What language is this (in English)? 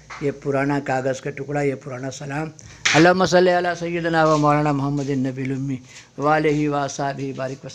Hindi